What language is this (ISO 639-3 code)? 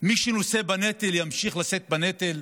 heb